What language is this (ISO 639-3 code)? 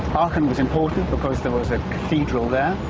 eng